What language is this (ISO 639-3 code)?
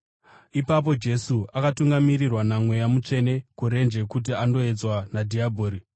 sna